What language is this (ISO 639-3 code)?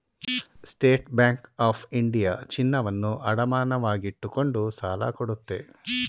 kan